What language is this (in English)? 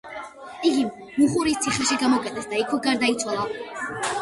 Georgian